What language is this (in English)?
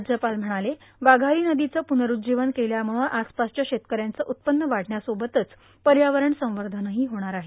Marathi